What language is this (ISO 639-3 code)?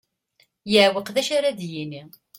kab